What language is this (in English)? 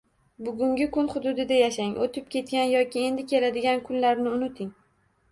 Uzbek